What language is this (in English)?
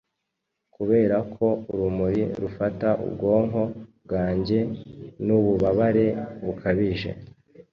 Kinyarwanda